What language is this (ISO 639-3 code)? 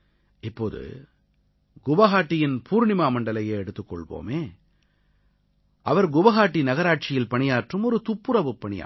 tam